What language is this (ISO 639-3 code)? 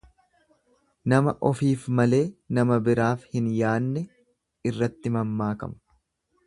orm